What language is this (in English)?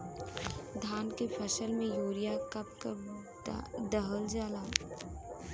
Bhojpuri